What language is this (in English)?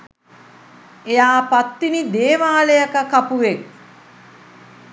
Sinhala